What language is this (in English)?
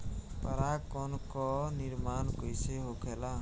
Bhojpuri